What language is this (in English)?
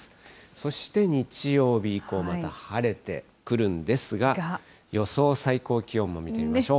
Japanese